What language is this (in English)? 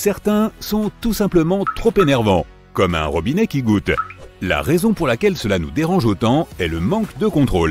French